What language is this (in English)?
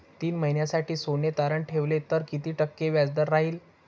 Marathi